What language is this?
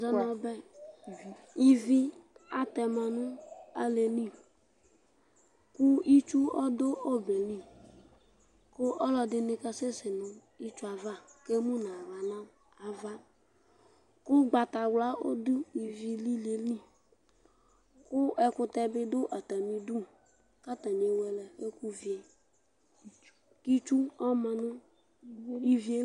Ikposo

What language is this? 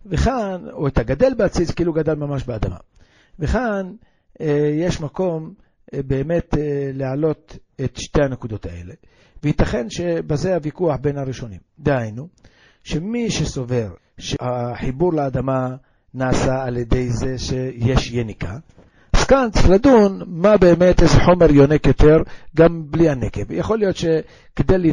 Hebrew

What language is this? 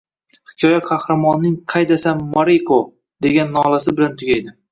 Uzbek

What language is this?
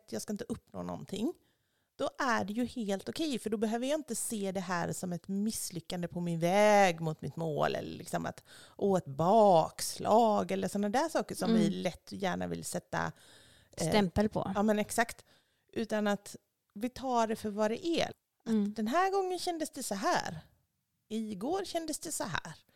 Swedish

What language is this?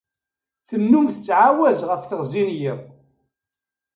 Kabyle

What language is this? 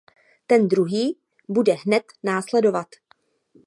Czech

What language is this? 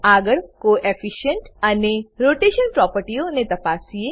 Gujarati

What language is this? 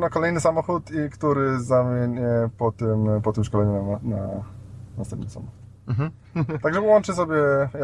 Polish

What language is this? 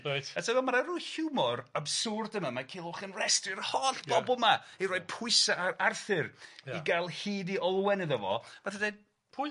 Welsh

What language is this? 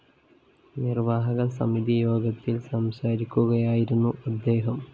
Malayalam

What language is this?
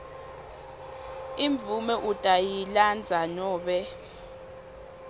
Swati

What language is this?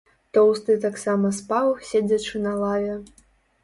Belarusian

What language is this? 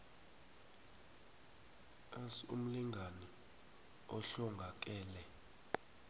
South Ndebele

